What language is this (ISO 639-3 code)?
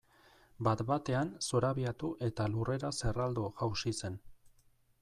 eus